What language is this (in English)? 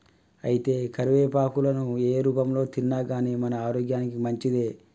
Telugu